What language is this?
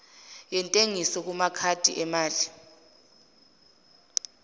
Zulu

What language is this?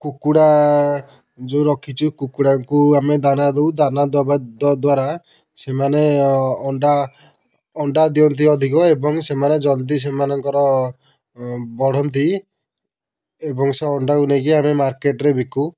Odia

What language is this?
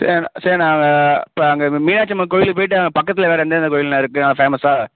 Tamil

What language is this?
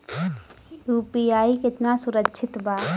Bhojpuri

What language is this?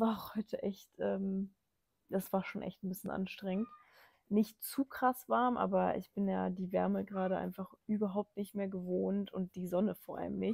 German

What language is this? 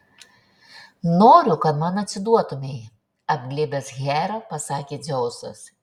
Lithuanian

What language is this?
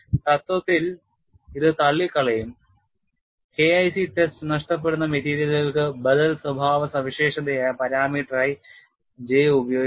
Malayalam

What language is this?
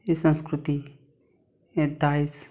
Konkani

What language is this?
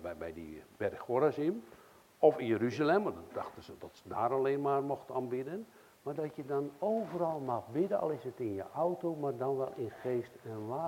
Dutch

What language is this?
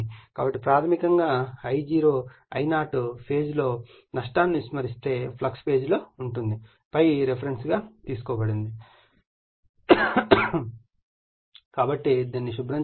Telugu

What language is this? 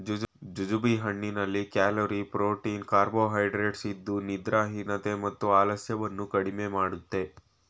Kannada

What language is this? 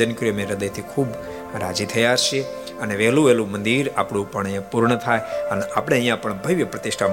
Gujarati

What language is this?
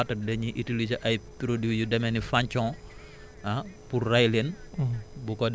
Wolof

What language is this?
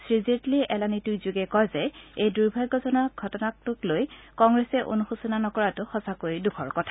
Assamese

